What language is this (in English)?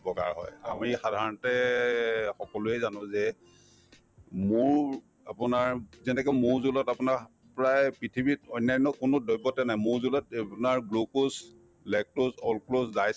Assamese